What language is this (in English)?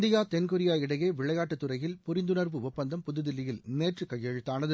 Tamil